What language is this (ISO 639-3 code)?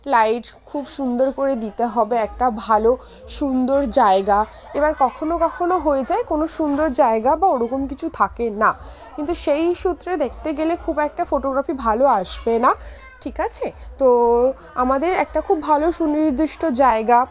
ben